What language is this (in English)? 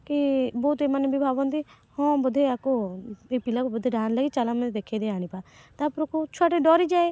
Odia